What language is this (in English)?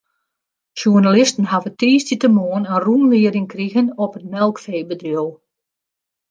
Western Frisian